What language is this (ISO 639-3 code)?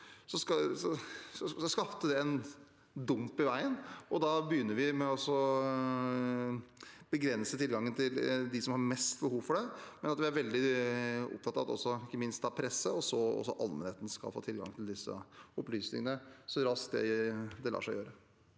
nor